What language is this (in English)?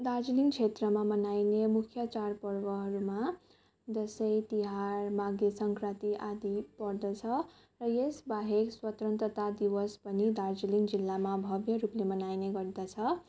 Nepali